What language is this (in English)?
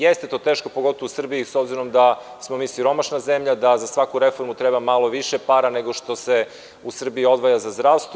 Serbian